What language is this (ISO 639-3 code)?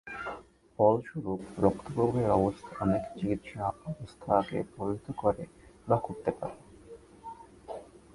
ben